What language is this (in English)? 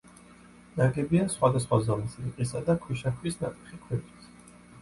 Georgian